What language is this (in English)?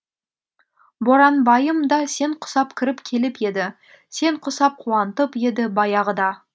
Kazakh